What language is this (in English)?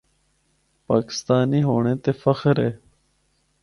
Northern Hindko